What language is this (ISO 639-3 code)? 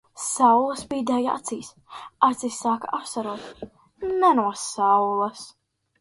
lav